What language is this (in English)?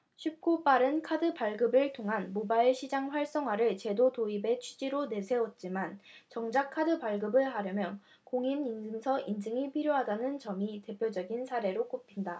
Korean